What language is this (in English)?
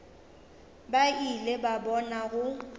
Northern Sotho